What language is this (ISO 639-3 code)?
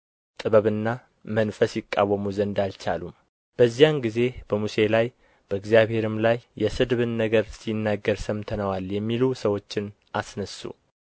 amh